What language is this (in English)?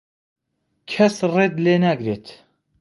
Central Kurdish